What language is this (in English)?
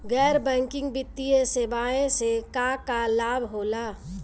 Bhojpuri